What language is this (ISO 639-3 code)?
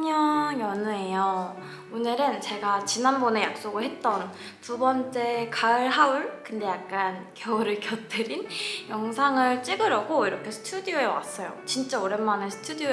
kor